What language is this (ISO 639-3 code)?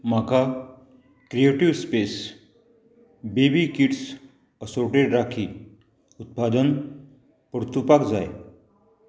kok